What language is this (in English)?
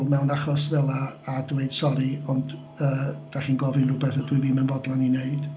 Welsh